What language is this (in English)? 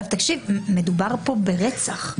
Hebrew